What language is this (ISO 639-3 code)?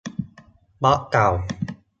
tha